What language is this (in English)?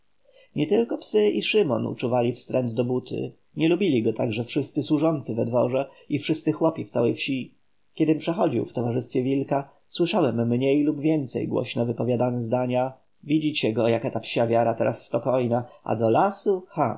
Polish